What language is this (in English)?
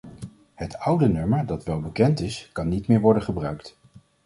Dutch